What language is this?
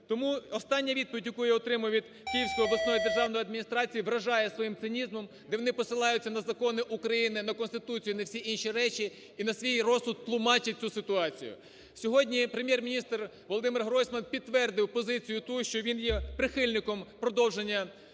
Ukrainian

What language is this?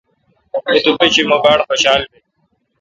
Kalkoti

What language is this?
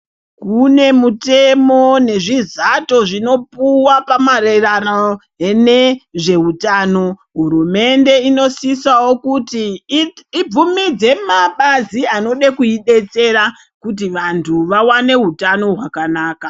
Ndau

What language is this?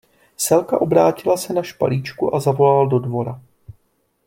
Czech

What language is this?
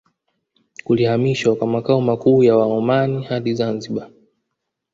Swahili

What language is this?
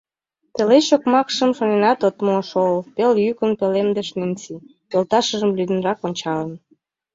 Mari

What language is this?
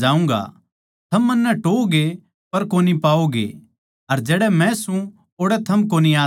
Haryanvi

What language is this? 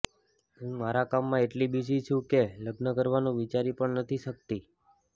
Gujarati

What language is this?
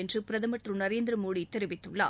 Tamil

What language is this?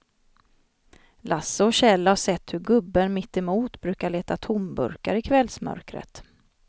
Swedish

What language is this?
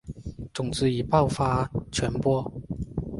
Chinese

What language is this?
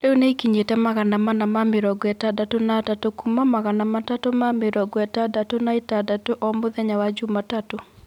Kikuyu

